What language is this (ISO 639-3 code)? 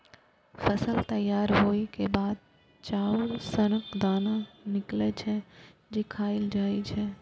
mai